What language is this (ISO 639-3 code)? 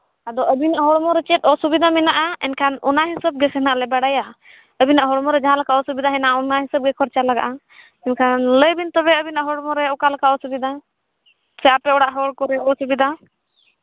sat